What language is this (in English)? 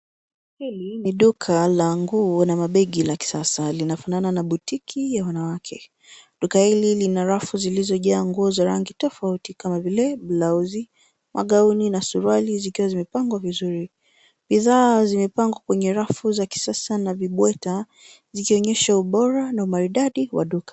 Swahili